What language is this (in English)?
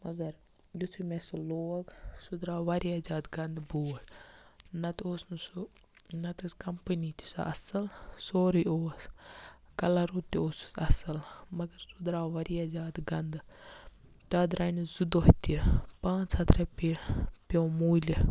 Kashmiri